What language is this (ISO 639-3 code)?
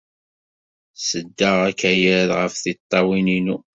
kab